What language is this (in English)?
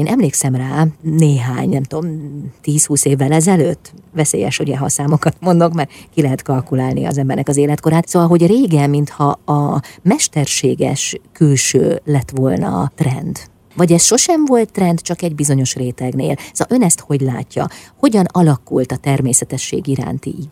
Hungarian